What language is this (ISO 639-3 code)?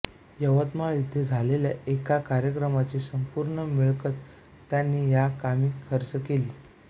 mar